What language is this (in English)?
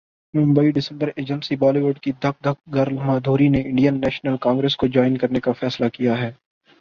Urdu